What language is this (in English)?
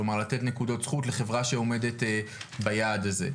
Hebrew